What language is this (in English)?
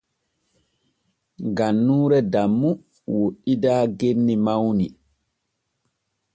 Borgu Fulfulde